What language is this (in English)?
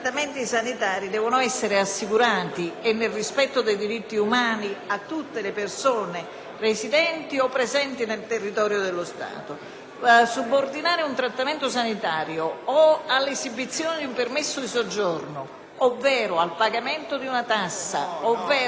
Italian